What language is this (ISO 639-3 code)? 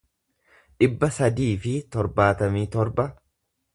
orm